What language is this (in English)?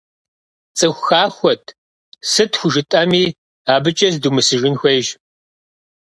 Kabardian